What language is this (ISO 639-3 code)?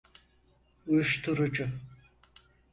tur